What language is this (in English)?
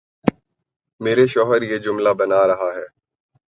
Urdu